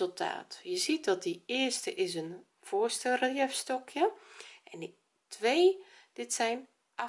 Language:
Dutch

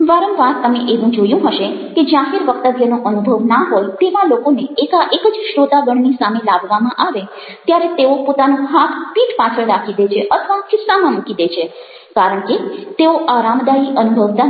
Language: Gujarati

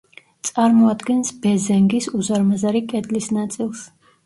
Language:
Georgian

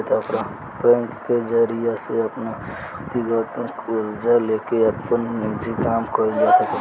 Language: Bhojpuri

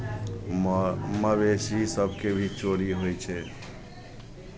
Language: Maithili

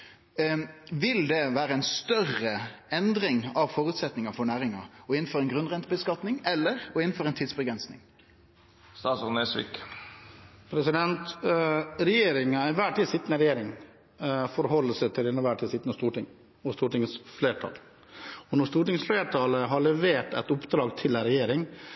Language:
Norwegian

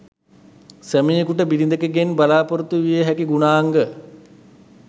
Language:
Sinhala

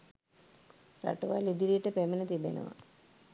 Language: Sinhala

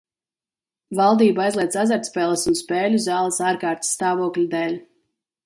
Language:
Latvian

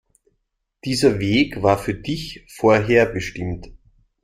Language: German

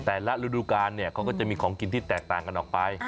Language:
Thai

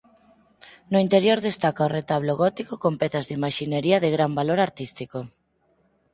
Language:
Galician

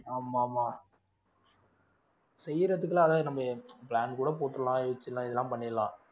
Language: Tamil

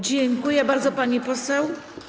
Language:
Polish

